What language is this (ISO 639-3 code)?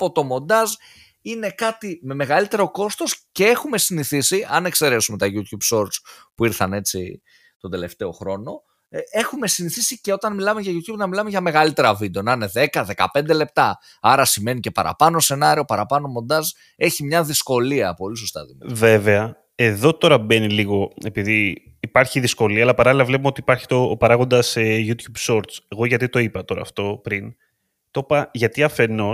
ell